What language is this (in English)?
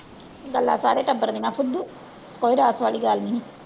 Punjabi